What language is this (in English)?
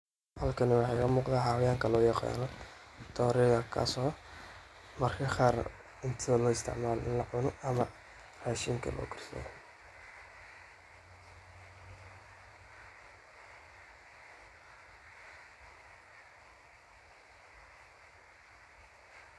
Somali